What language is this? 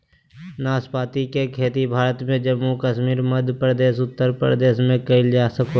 Magahi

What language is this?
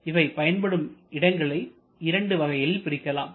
Tamil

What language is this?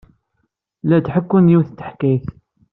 Kabyle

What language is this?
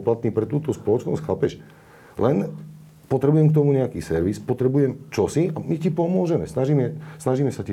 Slovak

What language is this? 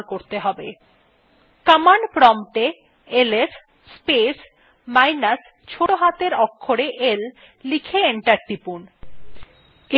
Bangla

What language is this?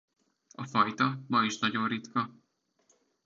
Hungarian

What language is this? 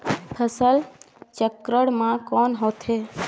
Chhattisgarhi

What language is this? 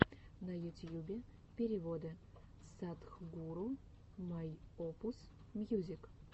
Russian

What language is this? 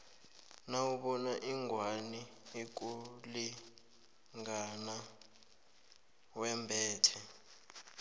South Ndebele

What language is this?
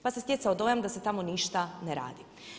Croatian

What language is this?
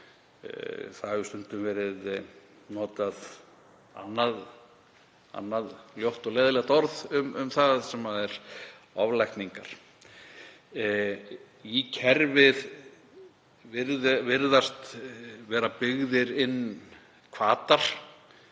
Icelandic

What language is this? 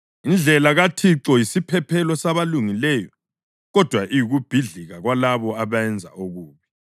North Ndebele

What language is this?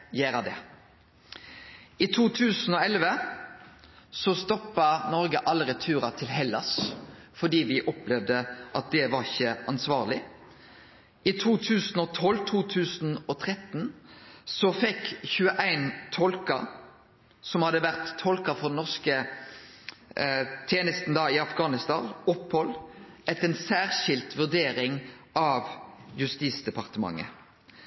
Norwegian Nynorsk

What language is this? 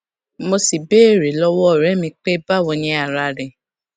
Yoruba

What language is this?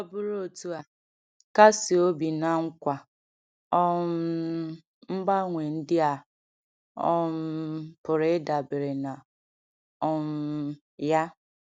Igbo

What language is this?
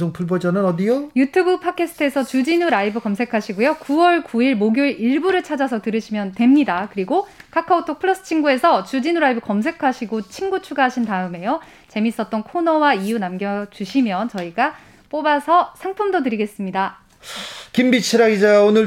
Korean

